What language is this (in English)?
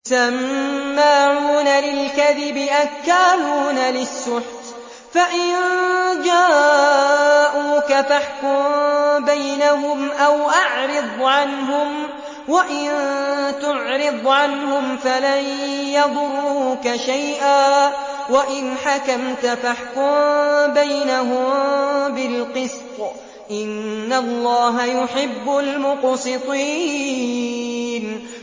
Arabic